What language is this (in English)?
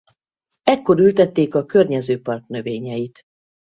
Hungarian